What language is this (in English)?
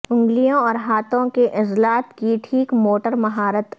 Urdu